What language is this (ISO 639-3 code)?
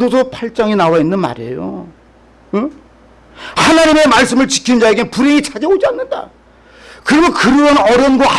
kor